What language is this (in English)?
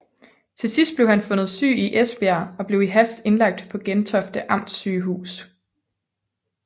Danish